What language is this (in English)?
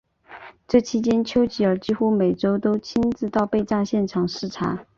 Chinese